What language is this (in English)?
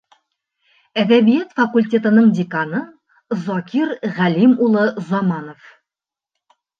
Bashkir